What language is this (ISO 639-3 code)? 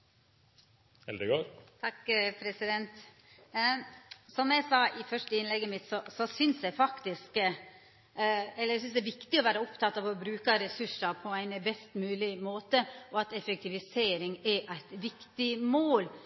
nor